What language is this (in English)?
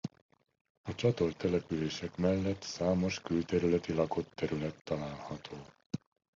Hungarian